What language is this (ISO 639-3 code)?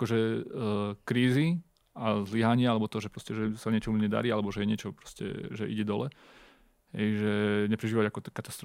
slk